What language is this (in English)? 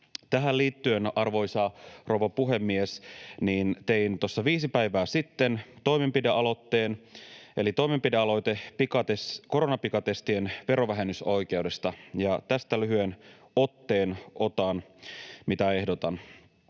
Finnish